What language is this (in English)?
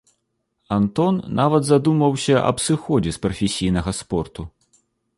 Belarusian